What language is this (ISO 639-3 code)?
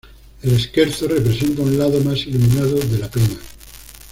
spa